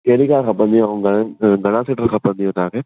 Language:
Sindhi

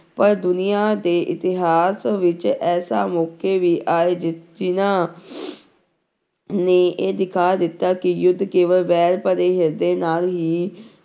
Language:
Punjabi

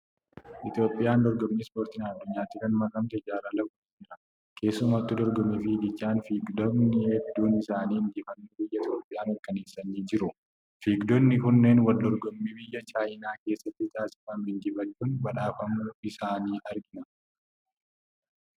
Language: Oromo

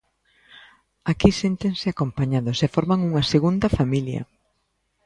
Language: Galician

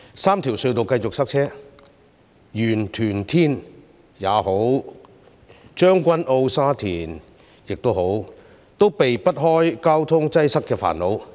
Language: Cantonese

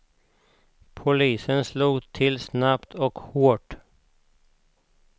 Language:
Swedish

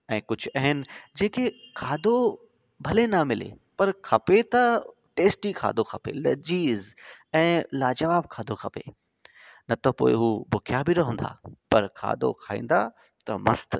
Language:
Sindhi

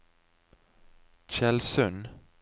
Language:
Norwegian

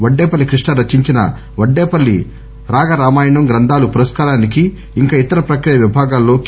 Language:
Telugu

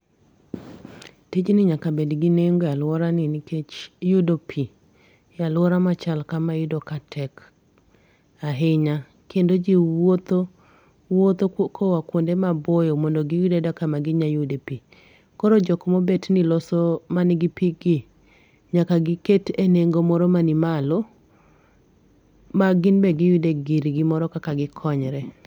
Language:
Luo (Kenya and Tanzania)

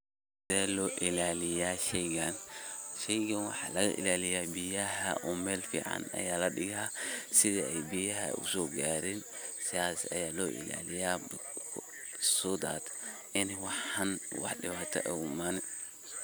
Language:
Somali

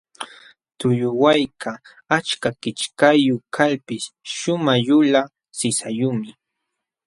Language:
Jauja Wanca Quechua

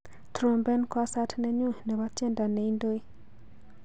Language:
Kalenjin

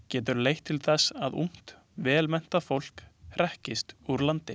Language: Icelandic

